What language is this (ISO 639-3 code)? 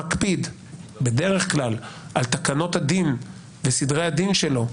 heb